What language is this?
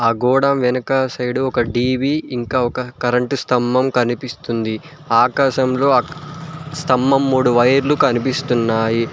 Telugu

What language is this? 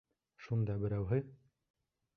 Bashkir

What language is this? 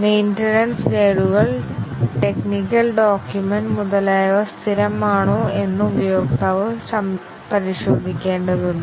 Malayalam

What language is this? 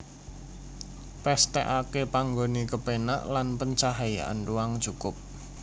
Javanese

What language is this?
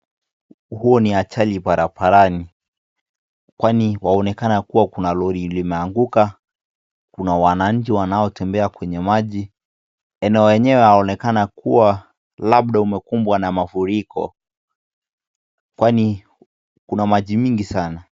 Swahili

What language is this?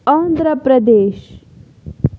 Kashmiri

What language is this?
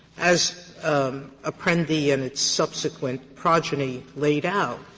English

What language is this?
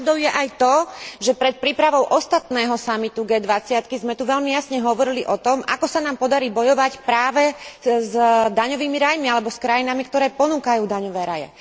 Slovak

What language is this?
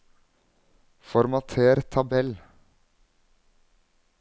Norwegian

